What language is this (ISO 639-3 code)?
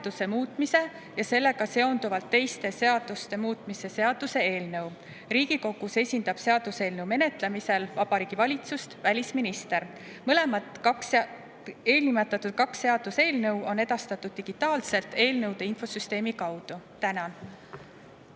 est